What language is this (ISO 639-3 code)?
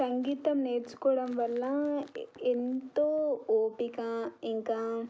tel